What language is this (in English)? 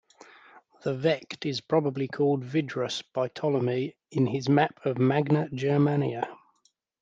English